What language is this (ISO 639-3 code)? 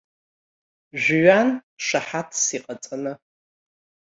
abk